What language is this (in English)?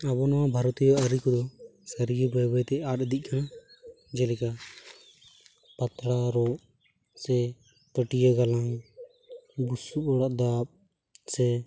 Santali